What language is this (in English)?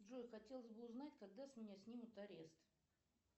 Russian